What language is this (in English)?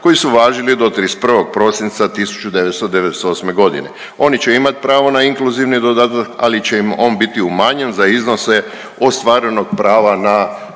Croatian